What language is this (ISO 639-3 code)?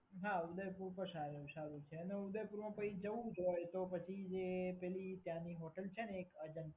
guj